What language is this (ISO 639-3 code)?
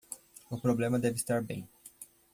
por